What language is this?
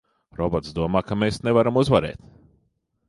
Latvian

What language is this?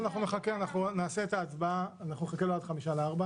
Hebrew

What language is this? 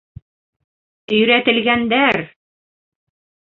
Bashkir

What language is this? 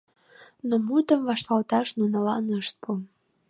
Mari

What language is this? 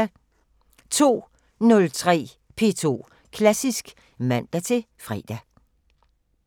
Danish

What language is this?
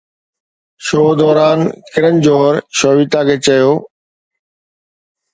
Sindhi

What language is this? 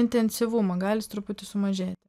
Lithuanian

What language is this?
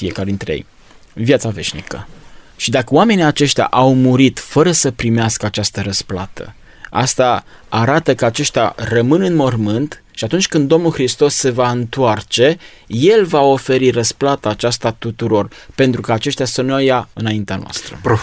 Romanian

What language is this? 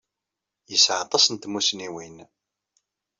Kabyle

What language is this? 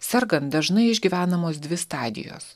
Lithuanian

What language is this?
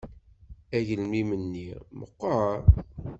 Kabyle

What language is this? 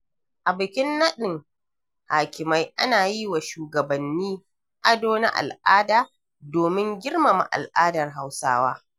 Hausa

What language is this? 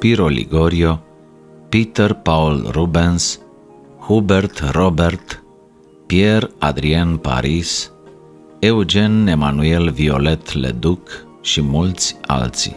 Romanian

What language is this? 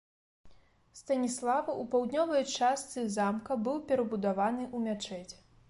Belarusian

